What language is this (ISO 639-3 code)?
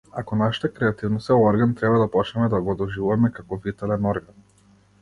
mkd